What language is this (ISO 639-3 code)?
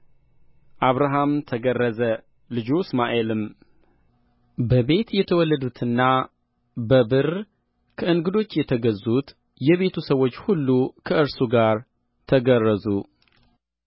amh